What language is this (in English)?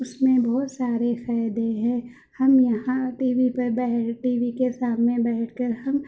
Urdu